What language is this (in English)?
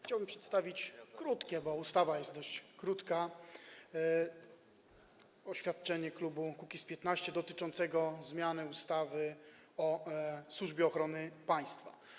Polish